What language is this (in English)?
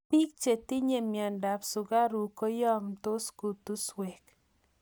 Kalenjin